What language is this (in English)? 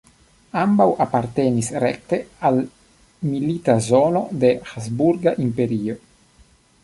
Esperanto